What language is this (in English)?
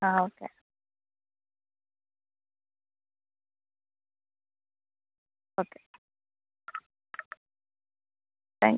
Malayalam